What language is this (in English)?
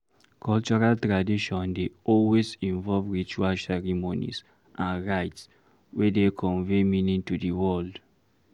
Nigerian Pidgin